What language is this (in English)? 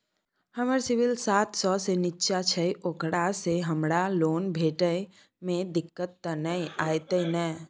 Maithili